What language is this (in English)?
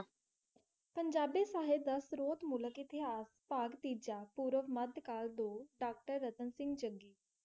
Punjabi